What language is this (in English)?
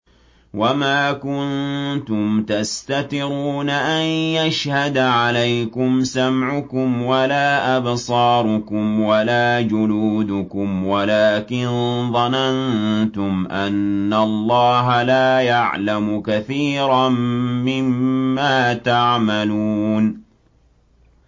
Arabic